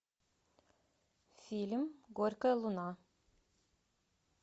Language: Russian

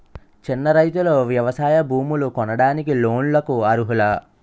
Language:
Telugu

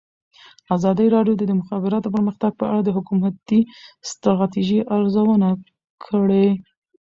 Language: Pashto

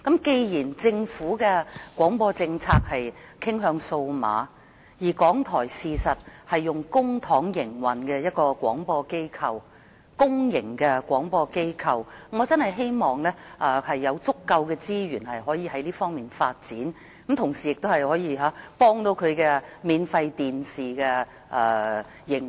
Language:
Cantonese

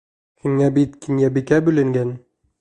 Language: Bashkir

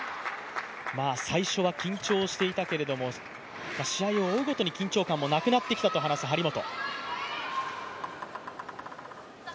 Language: Japanese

